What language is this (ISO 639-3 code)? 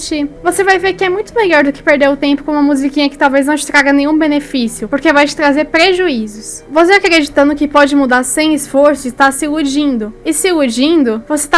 por